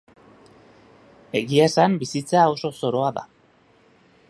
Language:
Basque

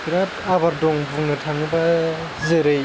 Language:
Bodo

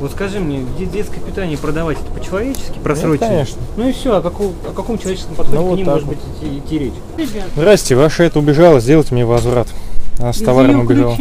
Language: Russian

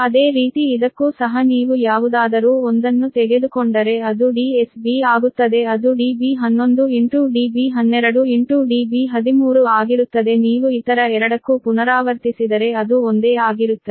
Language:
Kannada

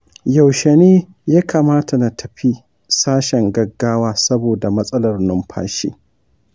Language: Hausa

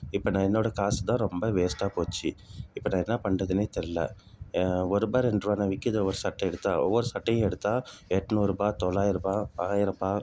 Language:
Tamil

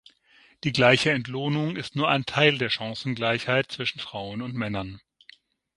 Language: German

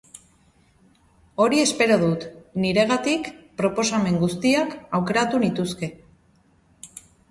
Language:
Basque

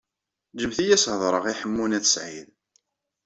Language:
Kabyle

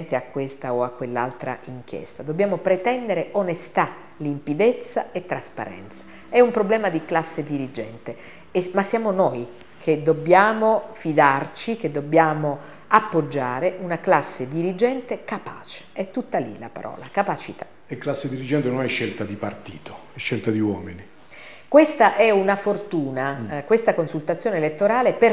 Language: Italian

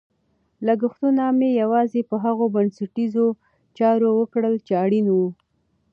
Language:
Pashto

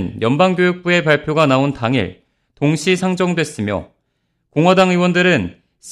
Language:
Korean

